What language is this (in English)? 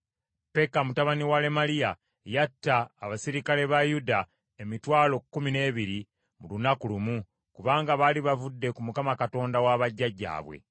Ganda